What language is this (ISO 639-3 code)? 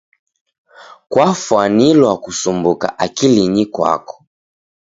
dav